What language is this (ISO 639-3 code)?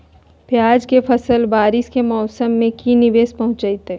mag